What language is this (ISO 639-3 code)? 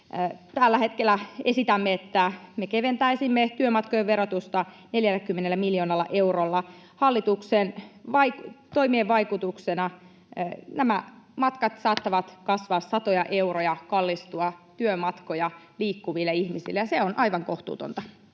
fin